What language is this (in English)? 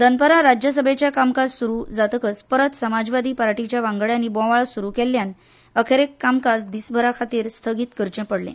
Konkani